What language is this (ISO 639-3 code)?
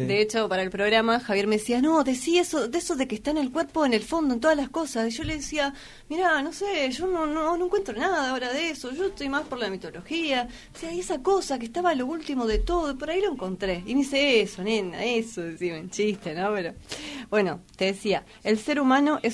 spa